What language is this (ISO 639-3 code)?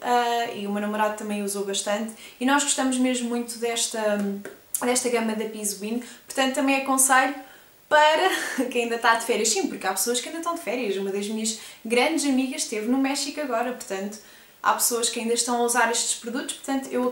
por